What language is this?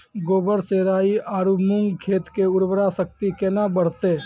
Maithili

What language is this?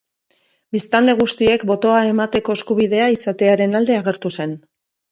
Basque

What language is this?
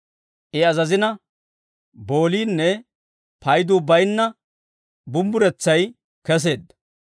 Dawro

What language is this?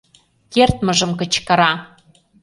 Mari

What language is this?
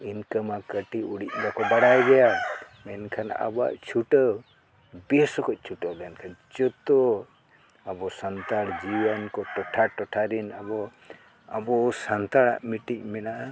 Santali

